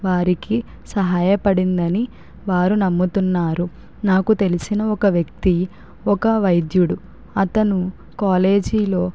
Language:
Telugu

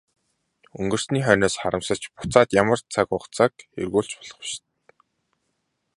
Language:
Mongolian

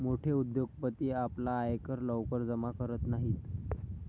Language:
Marathi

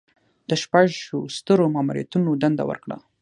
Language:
Pashto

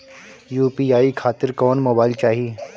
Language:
Bhojpuri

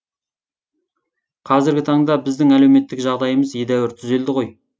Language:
Kazakh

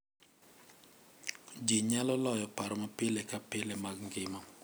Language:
Luo (Kenya and Tanzania)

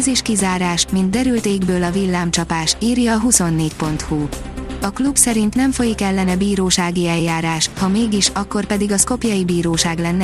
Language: Hungarian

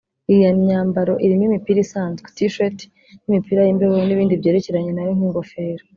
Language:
Kinyarwanda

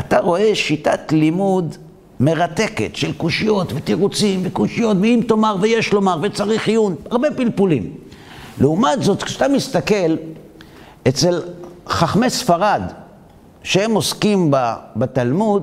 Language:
Hebrew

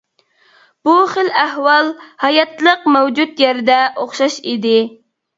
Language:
Uyghur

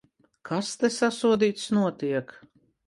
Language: Latvian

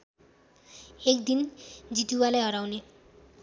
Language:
Nepali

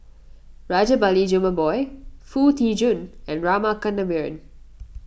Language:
English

